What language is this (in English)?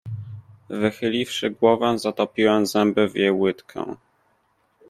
Polish